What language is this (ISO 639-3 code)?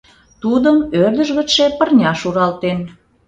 chm